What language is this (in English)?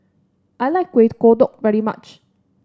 English